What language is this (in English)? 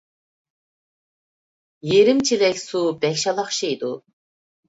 Uyghur